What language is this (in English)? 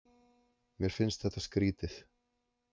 Icelandic